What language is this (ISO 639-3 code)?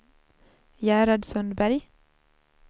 swe